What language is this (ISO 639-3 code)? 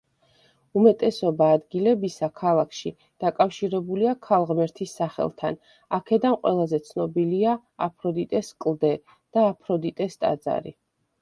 kat